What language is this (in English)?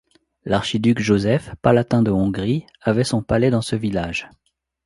French